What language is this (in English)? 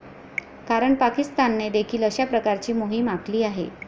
Marathi